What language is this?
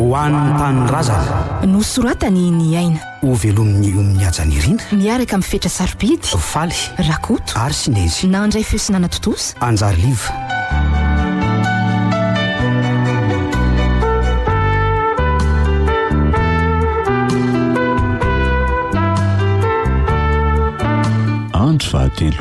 Romanian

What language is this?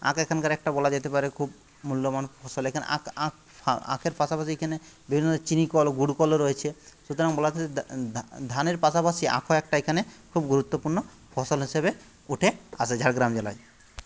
Bangla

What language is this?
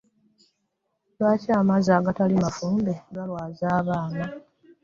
Ganda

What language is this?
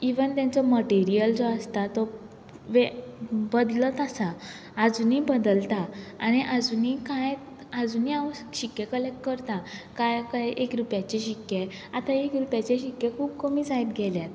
Konkani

